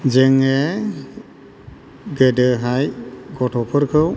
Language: Bodo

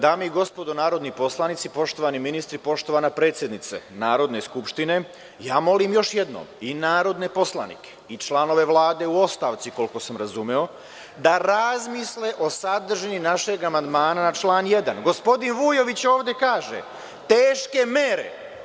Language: Serbian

